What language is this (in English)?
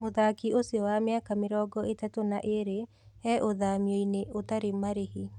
Kikuyu